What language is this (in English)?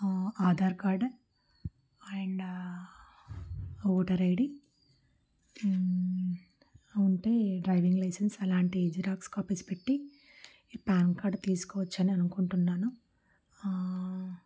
Telugu